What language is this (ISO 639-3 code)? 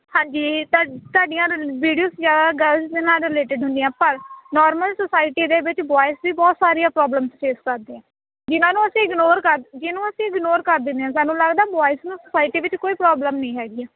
pan